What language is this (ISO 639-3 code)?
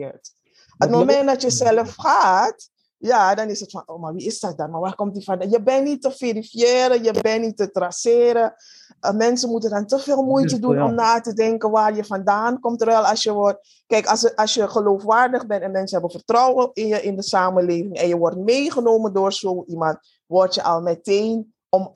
nld